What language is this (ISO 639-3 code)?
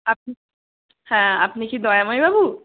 ben